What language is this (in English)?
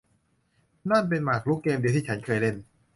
Thai